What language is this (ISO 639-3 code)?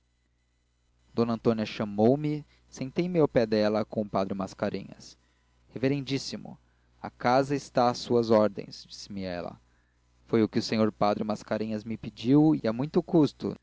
por